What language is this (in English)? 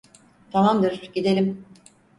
Turkish